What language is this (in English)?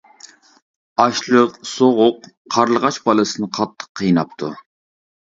Uyghur